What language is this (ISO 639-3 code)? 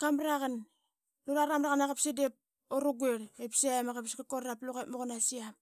byx